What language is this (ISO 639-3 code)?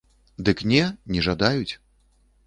bel